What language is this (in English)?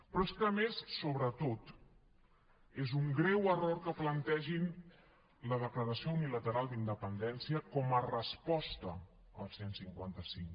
Catalan